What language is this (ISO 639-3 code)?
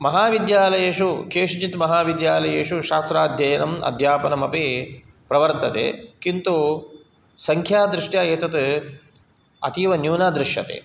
san